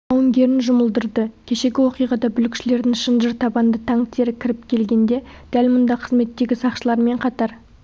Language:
Kazakh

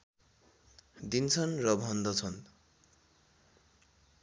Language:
Nepali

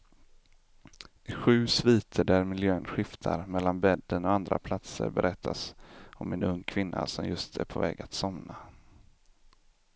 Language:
Swedish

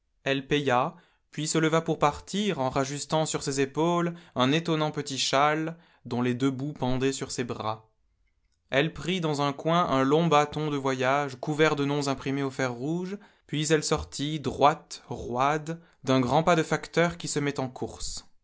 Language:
French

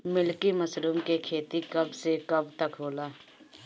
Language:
Bhojpuri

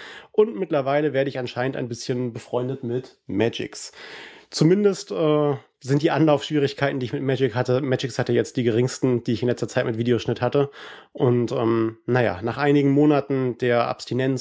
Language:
German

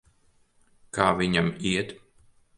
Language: Latvian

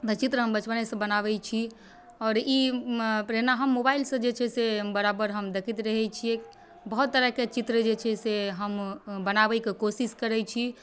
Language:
Maithili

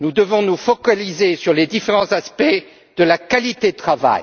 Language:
French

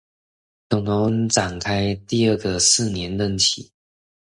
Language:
Chinese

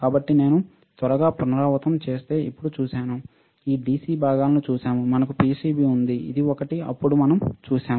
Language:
Telugu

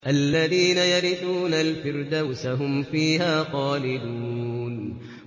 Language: Arabic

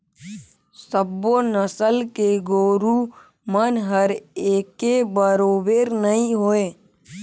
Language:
Chhattisgarhi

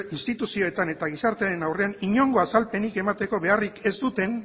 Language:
Basque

